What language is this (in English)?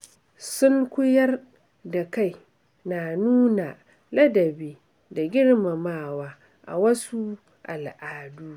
Hausa